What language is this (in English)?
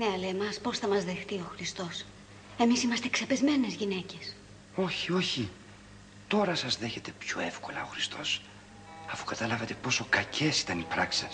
Greek